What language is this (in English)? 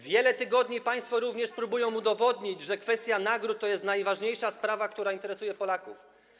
Polish